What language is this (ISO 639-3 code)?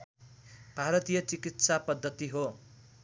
nep